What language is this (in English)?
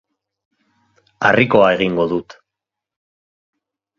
Basque